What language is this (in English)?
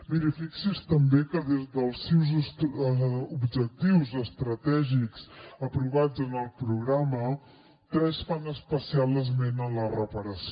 Catalan